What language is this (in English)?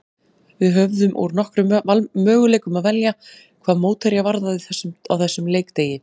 Icelandic